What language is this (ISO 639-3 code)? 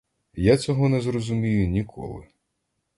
ukr